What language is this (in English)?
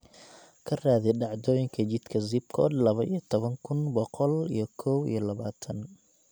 Somali